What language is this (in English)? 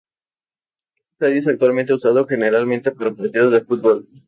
Spanish